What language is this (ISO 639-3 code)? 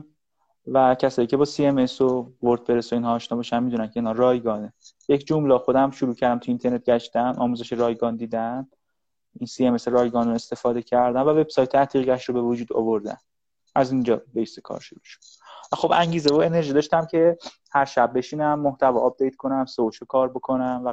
fas